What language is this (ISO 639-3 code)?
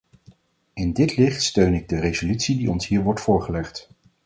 nld